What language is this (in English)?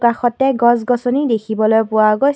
Assamese